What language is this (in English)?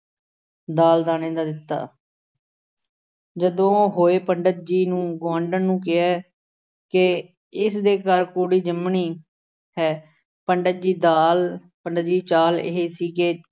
Punjabi